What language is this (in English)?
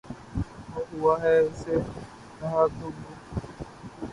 Urdu